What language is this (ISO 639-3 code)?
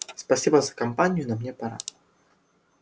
rus